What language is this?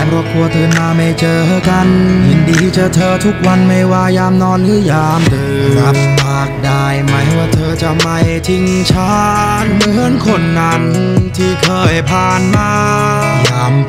Thai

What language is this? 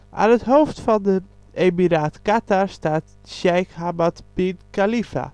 Dutch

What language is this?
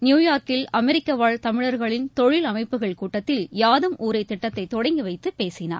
Tamil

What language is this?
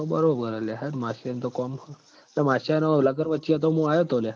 Gujarati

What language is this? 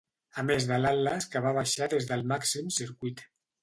Catalan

